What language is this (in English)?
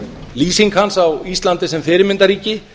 Icelandic